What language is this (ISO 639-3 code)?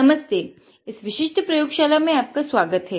hin